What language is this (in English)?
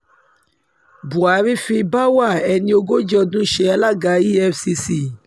Yoruba